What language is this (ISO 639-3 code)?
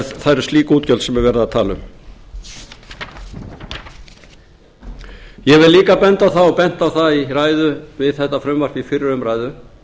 isl